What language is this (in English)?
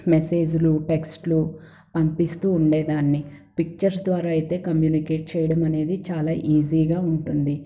Telugu